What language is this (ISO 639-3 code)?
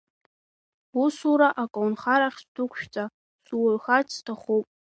abk